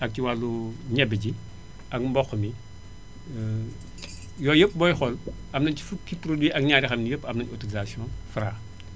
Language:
Wolof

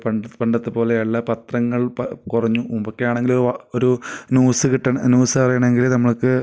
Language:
Malayalam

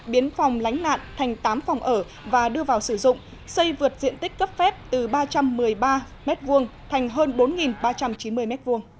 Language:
Vietnamese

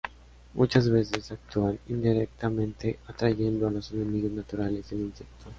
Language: Spanish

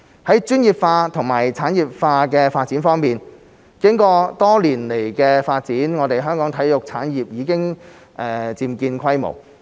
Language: Cantonese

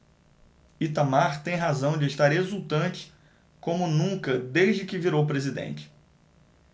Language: Portuguese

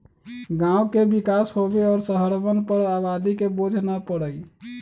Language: Magahi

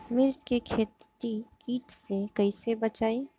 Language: Bhojpuri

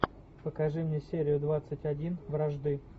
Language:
Russian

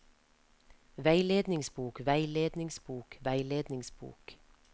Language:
Norwegian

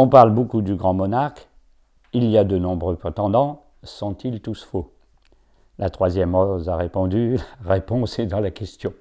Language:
French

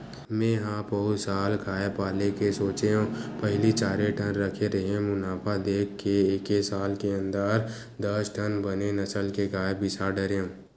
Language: Chhattisgarhi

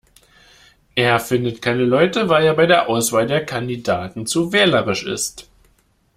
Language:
German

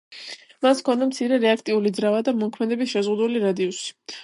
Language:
Georgian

